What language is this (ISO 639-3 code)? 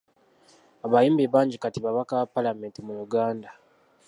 lug